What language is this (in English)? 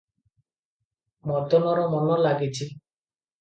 Odia